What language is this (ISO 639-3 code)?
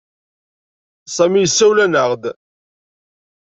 kab